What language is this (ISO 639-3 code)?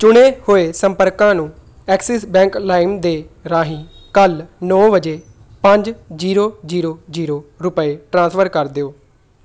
pan